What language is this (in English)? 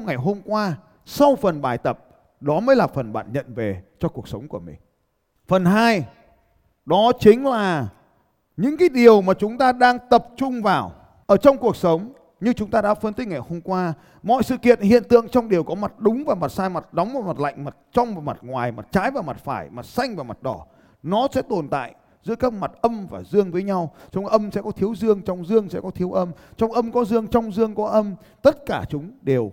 Vietnamese